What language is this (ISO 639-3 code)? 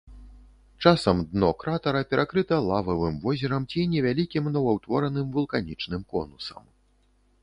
bel